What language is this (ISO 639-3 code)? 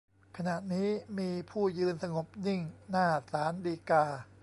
tha